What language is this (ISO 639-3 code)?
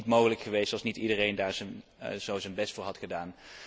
nld